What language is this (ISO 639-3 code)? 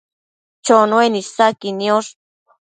mcf